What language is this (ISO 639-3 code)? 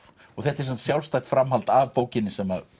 isl